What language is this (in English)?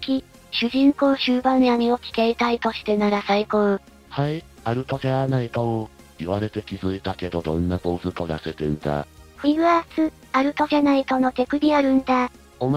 Japanese